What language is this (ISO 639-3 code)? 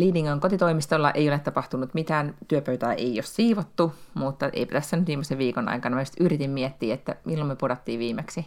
fin